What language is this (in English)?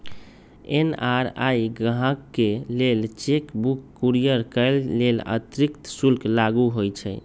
Magahi